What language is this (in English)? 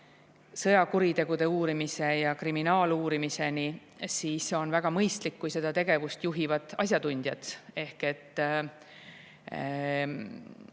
Estonian